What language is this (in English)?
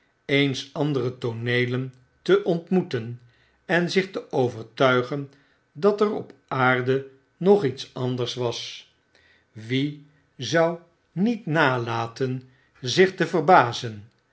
Dutch